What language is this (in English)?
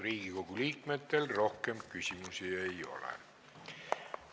Estonian